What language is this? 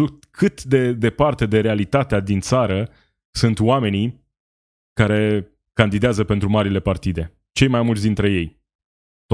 Romanian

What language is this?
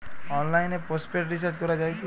Bangla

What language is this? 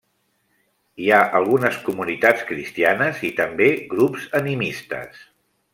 Catalan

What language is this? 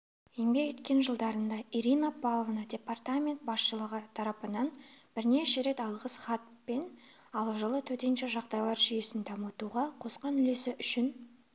Kazakh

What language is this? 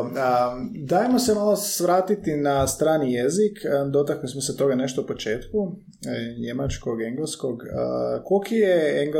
Croatian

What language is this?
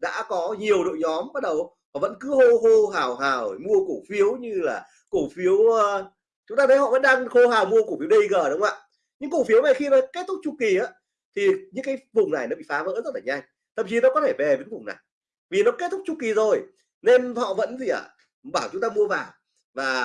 Vietnamese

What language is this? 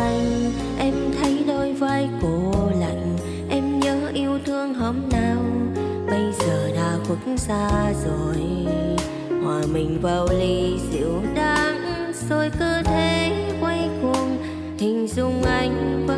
Vietnamese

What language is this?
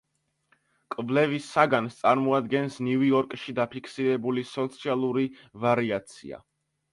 Georgian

